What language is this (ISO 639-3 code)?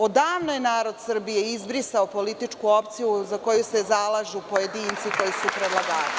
srp